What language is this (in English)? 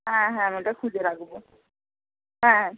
Bangla